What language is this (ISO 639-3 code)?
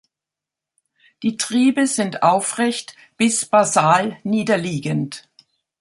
deu